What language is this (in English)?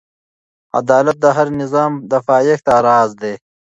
Pashto